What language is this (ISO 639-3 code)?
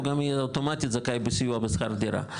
heb